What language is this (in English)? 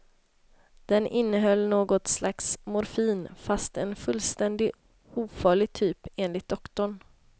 Swedish